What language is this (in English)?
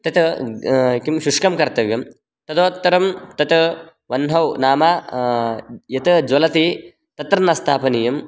Sanskrit